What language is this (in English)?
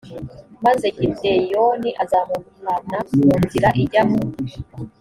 Kinyarwanda